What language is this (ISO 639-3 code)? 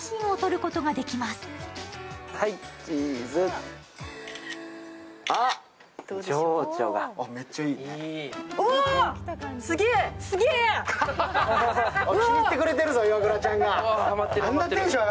jpn